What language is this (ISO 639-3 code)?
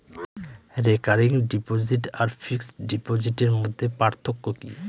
ben